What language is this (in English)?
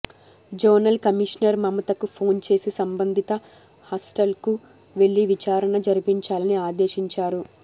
Telugu